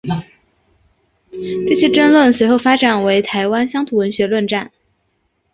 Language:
Chinese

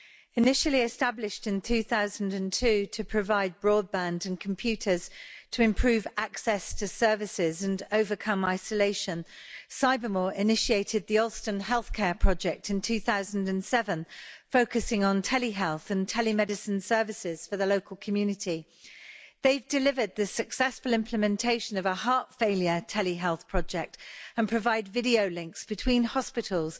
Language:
English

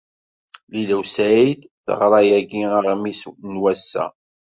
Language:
Kabyle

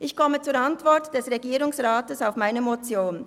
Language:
Swiss German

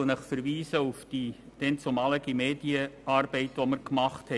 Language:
Swiss German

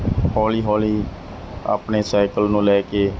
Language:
Punjabi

